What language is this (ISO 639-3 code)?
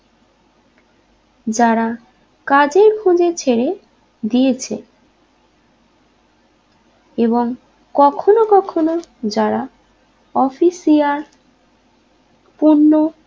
ben